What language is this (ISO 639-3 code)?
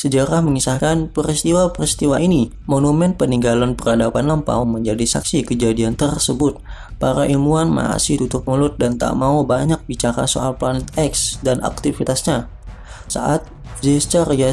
ind